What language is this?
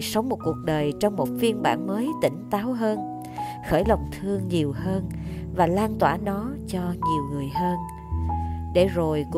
Vietnamese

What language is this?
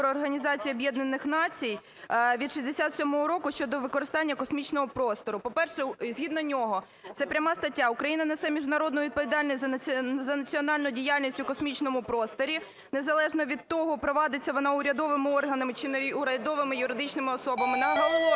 Ukrainian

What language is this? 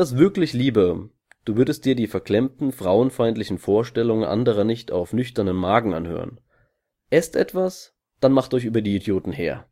German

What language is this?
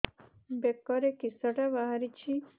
Odia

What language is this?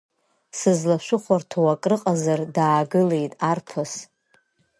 Abkhazian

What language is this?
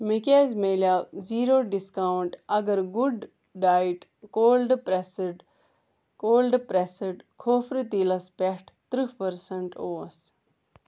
Kashmiri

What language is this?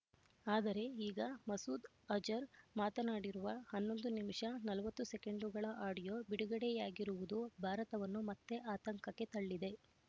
Kannada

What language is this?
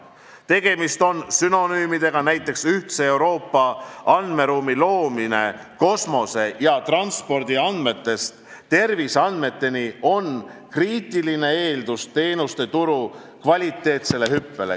Estonian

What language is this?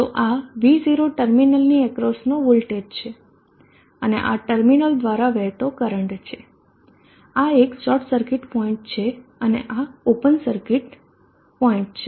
Gujarati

